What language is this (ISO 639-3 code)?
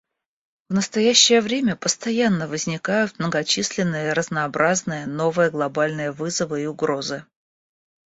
rus